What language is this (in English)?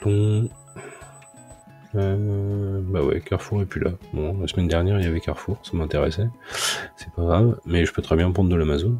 French